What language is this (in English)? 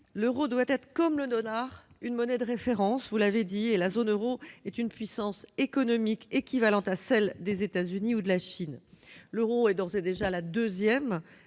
French